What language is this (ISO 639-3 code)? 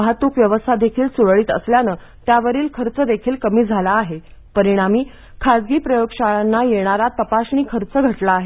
mar